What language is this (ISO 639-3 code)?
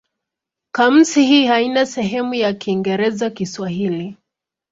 swa